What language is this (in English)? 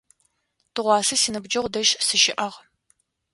Adyghe